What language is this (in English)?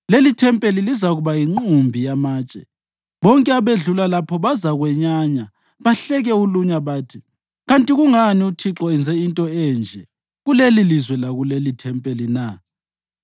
North Ndebele